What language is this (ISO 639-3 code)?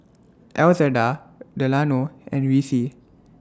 eng